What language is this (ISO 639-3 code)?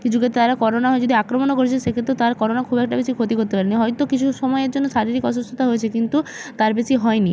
ben